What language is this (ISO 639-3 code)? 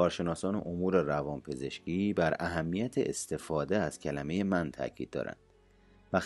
fas